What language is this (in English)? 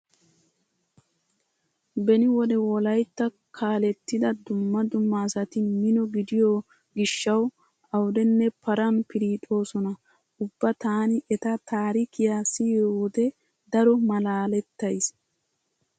Wolaytta